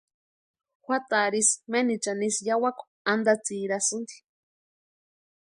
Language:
Western Highland Purepecha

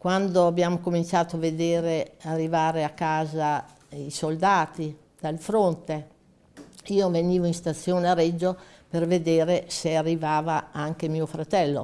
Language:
Italian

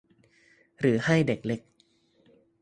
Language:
Thai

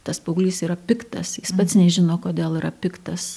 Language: Lithuanian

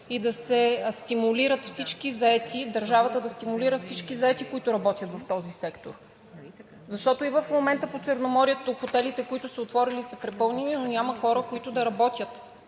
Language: Bulgarian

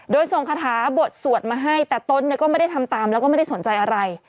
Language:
Thai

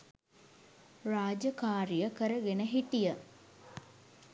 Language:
Sinhala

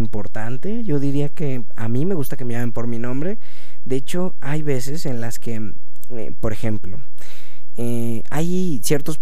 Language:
Spanish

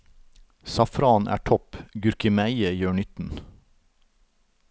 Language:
Norwegian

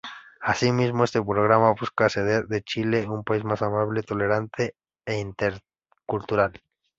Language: Spanish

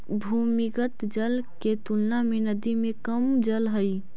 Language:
Magahi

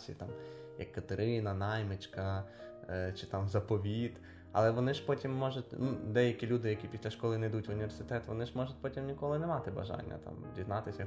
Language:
Ukrainian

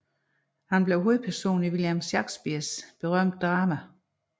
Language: Danish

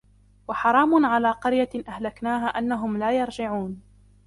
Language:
Arabic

